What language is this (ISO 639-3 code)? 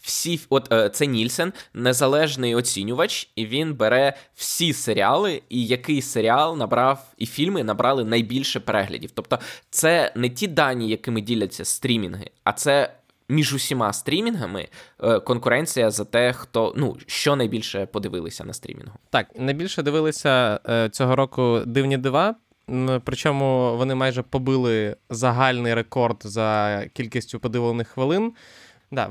ukr